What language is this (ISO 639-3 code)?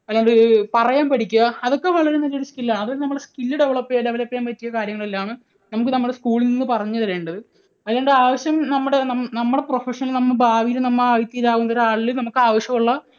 mal